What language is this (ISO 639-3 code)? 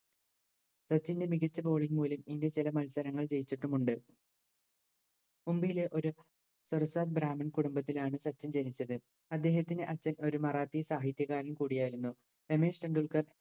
mal